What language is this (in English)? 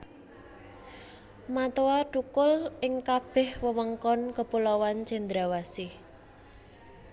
Javanese